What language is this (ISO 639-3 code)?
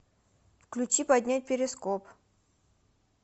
rus